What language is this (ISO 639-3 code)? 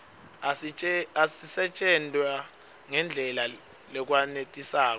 ssw